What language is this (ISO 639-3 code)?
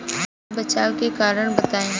bho